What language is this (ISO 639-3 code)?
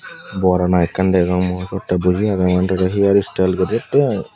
ccp